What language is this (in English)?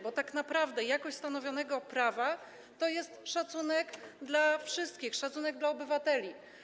Polish